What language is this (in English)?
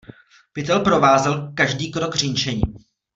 Czech